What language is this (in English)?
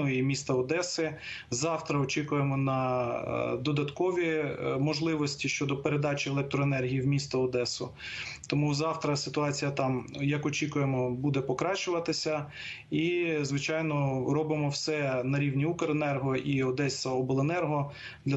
Ukrainian